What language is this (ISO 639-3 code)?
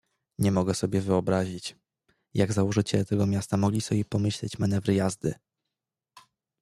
pol